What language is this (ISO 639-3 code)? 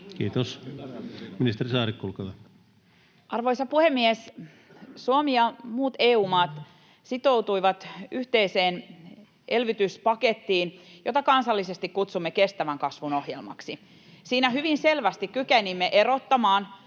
fin